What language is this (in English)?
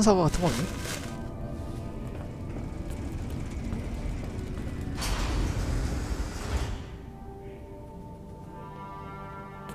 Korean